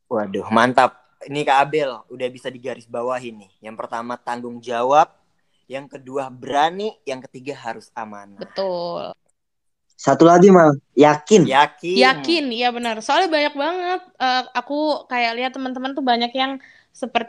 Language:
Indonesian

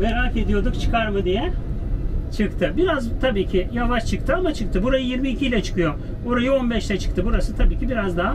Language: Turkish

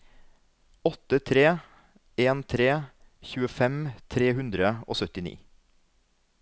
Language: Norwegian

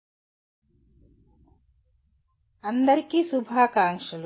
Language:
Telugu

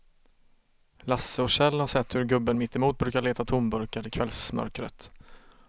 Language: Swedish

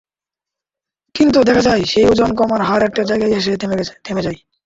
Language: Bangla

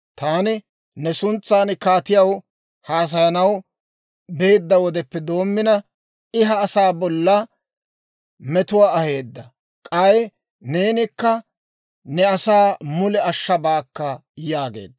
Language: Dawro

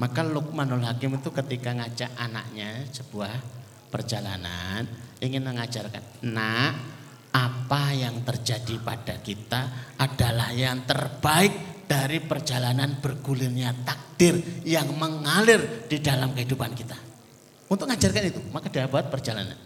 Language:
Indonesian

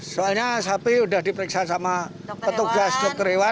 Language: Indonesian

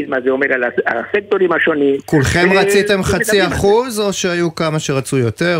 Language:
Hebrew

